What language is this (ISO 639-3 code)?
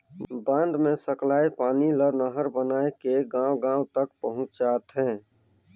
hne